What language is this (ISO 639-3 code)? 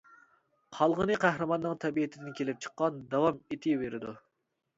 uig